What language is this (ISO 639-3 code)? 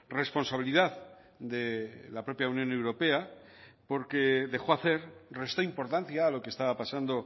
spa